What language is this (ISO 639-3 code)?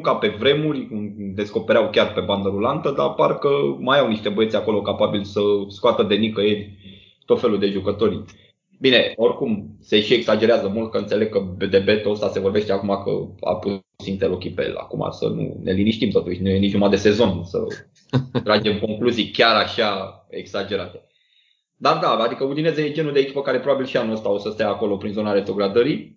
ron